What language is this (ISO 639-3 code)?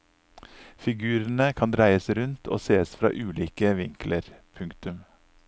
nor